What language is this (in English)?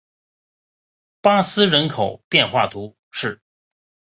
Chinese